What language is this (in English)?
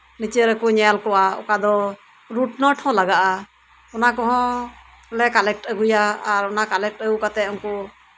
Santali